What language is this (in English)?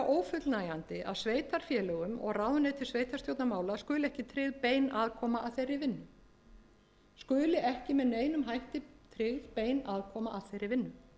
Icelandic